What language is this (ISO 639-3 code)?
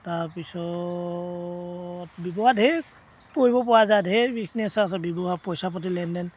asm